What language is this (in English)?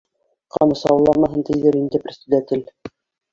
Bashkir